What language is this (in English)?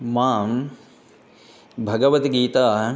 Sanskrit